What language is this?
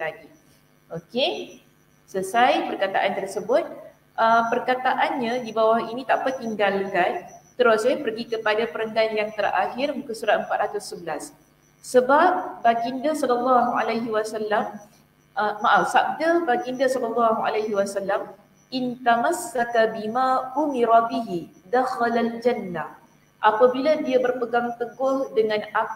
Malay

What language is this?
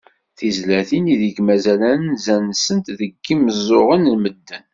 Kabyle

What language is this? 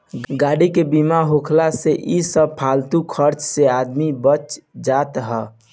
Bhojpuri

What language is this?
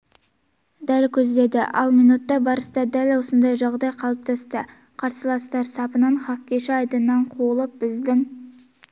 Kazakh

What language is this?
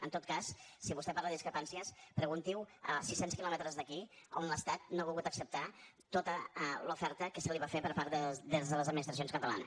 Catalan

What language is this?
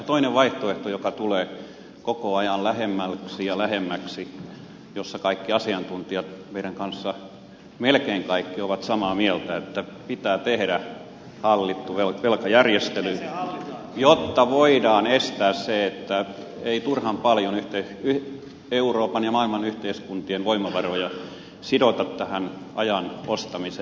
Finnish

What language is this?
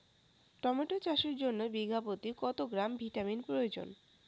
Bangla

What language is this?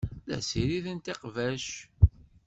Kabyle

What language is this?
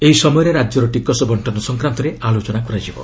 Odia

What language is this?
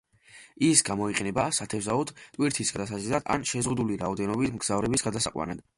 Georgian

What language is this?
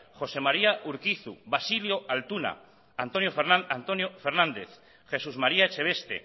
Basque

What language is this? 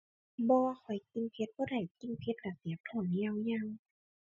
Thai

